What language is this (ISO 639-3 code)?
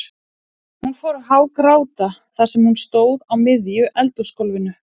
isl